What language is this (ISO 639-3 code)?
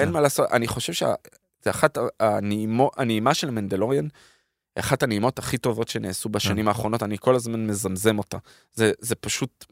heb